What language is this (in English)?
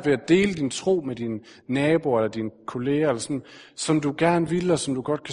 Danish